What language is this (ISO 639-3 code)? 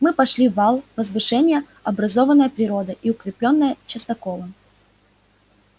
rus